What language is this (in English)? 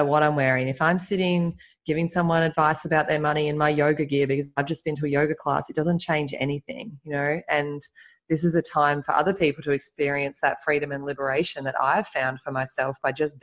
English